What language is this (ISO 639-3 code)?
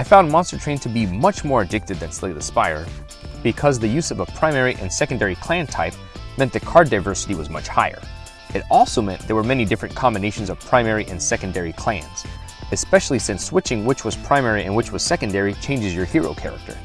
eng